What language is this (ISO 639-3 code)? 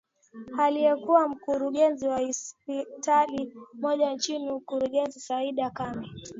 swa